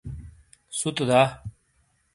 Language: Shina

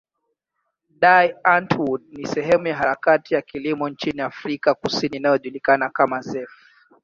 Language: Swahili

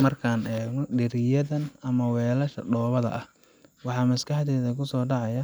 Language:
Somali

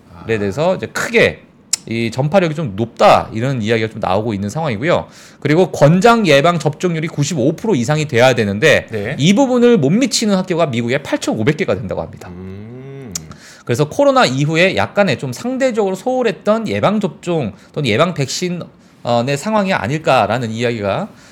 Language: Korean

